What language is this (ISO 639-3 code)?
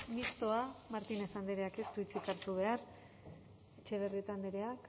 eus